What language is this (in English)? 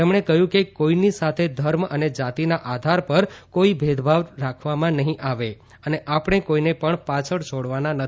Gujarati